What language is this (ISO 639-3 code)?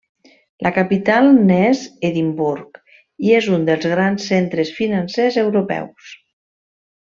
cat